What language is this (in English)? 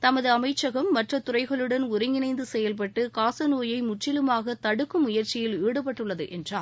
Tamil